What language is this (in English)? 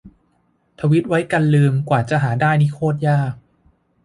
Thai